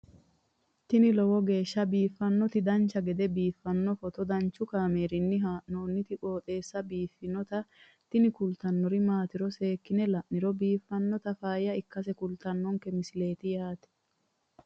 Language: Sidamo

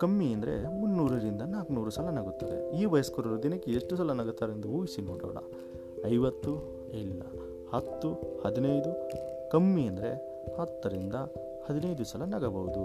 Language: Kannada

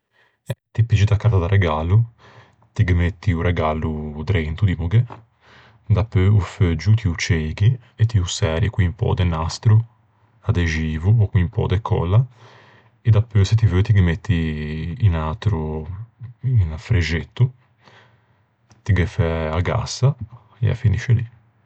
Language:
Ligurian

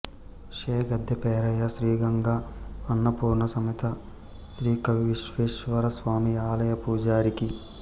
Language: Telugu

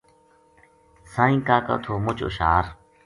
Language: Gujari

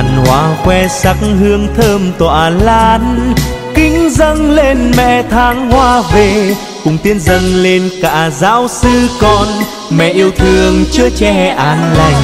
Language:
Vietnamese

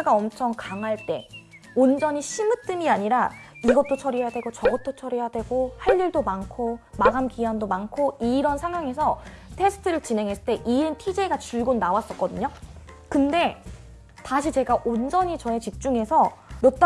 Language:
Korean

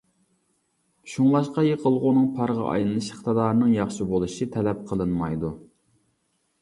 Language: Uyghur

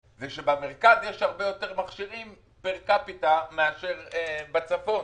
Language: Hebrew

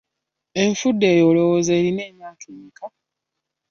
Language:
Ganda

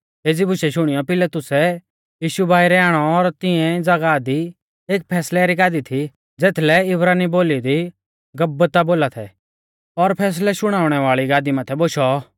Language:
Mahasu Pahari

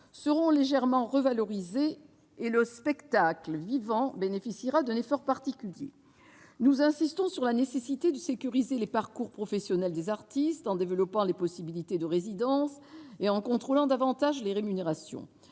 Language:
French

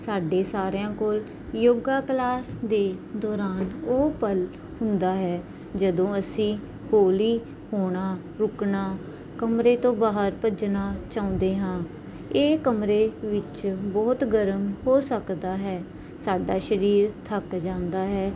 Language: Punjabi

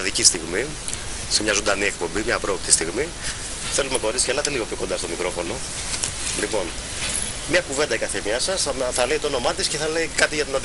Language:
Greek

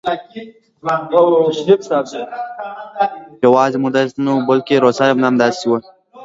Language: Pashto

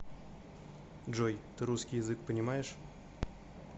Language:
Russian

